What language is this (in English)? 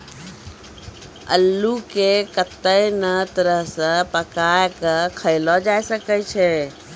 Maithili